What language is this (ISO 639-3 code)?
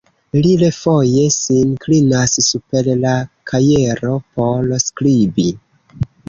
epo